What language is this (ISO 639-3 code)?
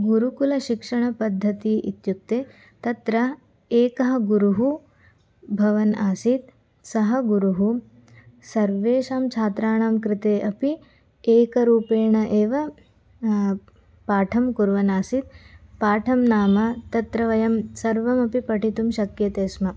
san